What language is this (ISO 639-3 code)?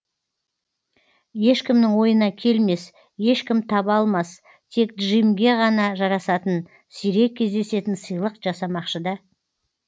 kaz